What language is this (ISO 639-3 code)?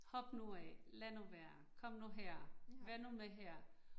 dan